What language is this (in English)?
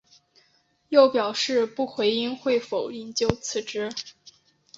Chinese